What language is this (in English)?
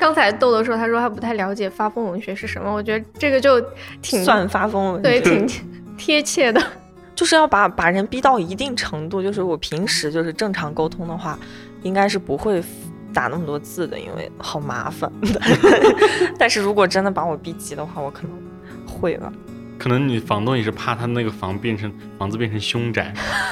Chinese